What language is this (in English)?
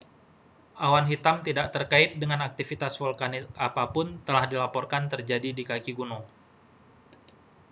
Indonesian